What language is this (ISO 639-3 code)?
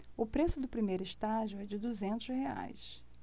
por